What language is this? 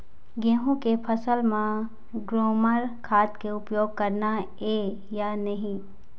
Chhattisgarhi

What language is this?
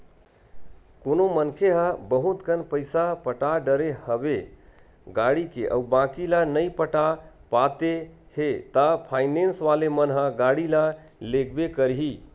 Chhattisgarhi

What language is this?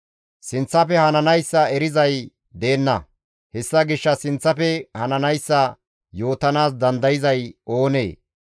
Gamo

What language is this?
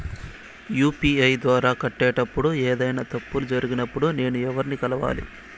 Telugu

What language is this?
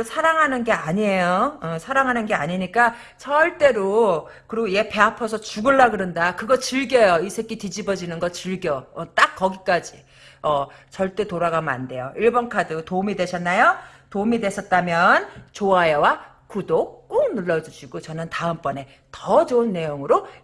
Korean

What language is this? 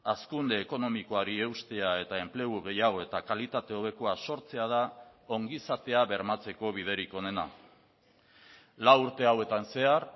Basque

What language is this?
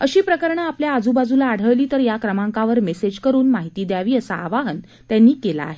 Marathi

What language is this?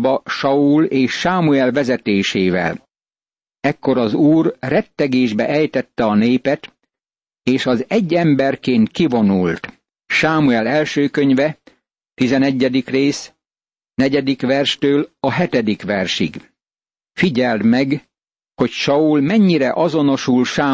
Hungarian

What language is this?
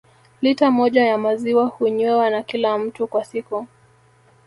Swahili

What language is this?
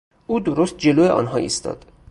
Persian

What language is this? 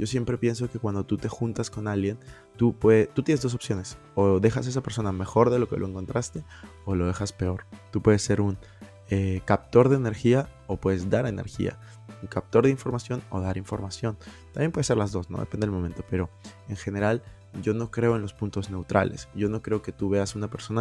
Spanish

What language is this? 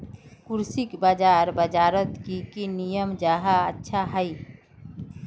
Magahi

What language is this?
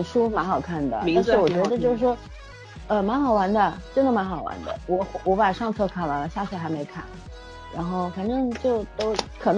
Chinese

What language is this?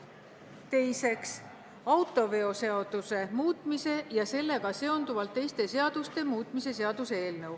Estonian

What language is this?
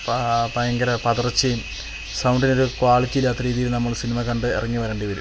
Malayalam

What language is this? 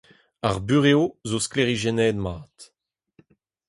Breton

